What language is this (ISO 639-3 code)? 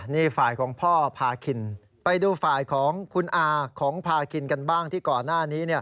tha